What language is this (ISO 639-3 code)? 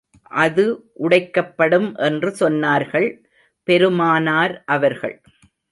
tam